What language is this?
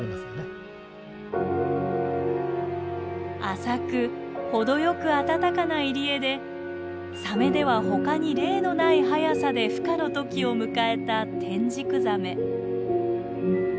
Japanese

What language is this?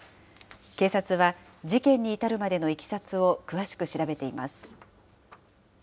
Japanese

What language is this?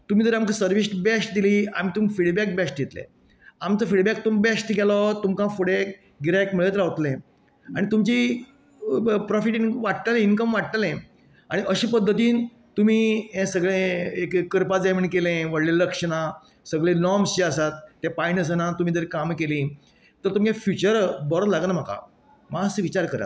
Konkani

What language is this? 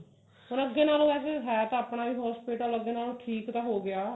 Punjabi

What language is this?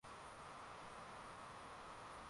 Swahili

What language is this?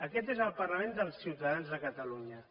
Catalan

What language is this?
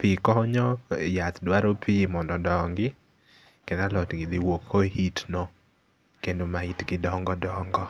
Luo (Kenya and Tanzania)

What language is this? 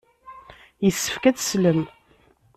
Kabyle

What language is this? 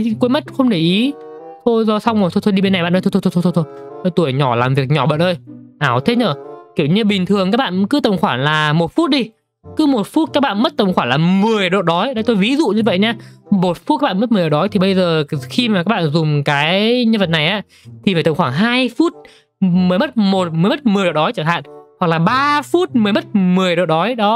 Vietnamese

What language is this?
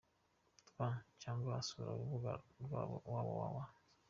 Kinyarwanda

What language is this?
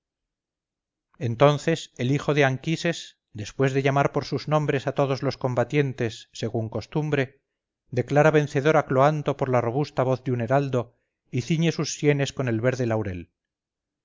Spanish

